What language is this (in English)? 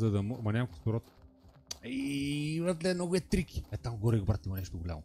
Bulgarian